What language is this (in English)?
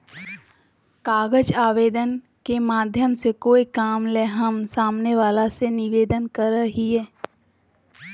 Magahi